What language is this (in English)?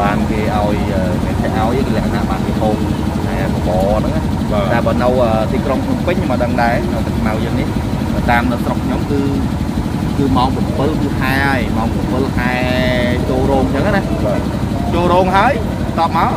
Vietnamese